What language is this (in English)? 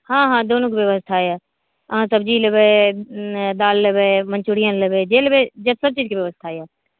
Maithili